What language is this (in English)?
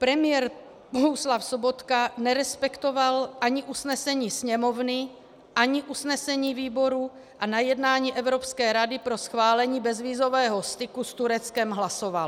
Czech